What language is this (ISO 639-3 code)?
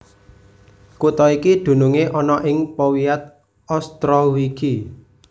jav